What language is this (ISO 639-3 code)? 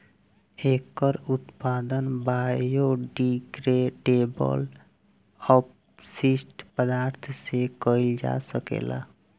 bho